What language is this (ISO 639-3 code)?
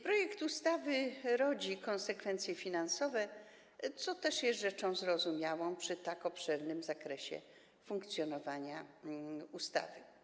pol